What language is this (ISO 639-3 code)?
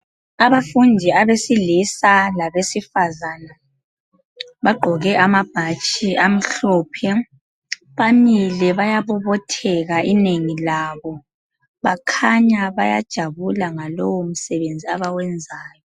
nde